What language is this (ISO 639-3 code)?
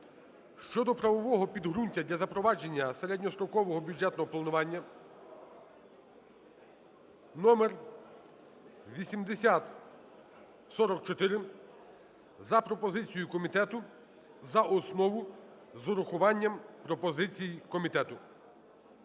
ukr